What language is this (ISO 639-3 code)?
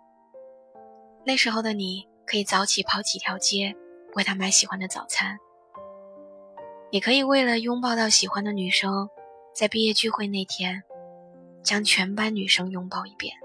zho